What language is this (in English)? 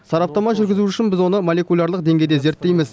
Kazakh